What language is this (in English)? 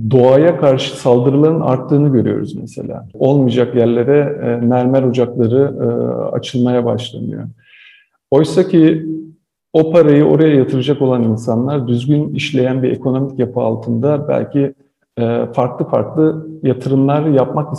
Turkish